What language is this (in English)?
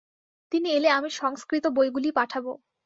Bangla